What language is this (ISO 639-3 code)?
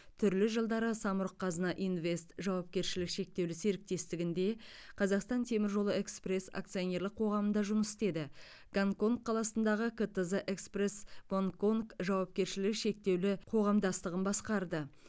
kaz